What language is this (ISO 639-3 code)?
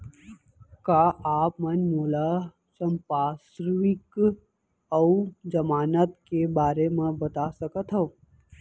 hne